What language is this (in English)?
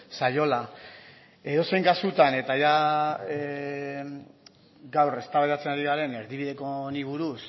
Basque